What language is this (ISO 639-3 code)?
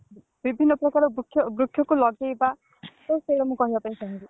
ori